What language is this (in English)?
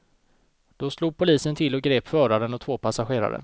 Swedish